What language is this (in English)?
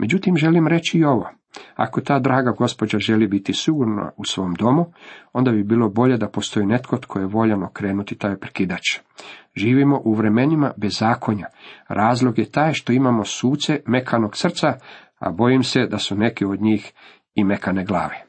Croatian